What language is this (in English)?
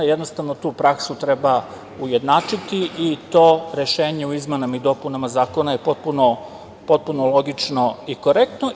Serbian